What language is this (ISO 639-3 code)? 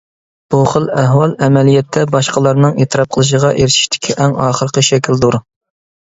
uig